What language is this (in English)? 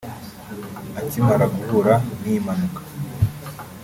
Kinyarwanda